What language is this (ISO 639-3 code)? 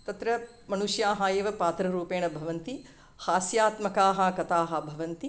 san